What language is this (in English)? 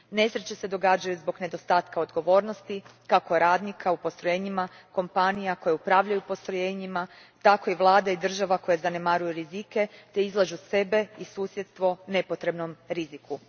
Croatian